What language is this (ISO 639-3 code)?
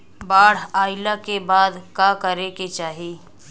bho